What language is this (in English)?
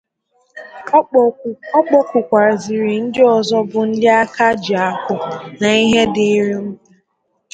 Igbo